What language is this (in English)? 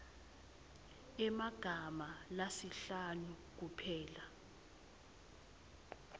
Swati